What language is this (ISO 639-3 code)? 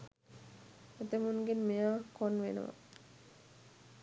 sin